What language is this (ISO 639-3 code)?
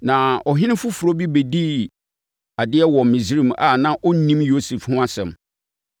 aka